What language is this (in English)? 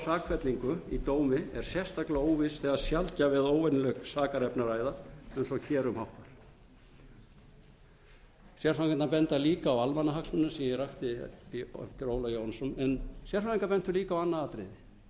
Icelandic